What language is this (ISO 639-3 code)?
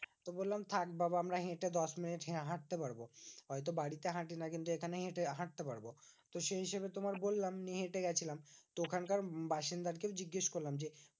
ben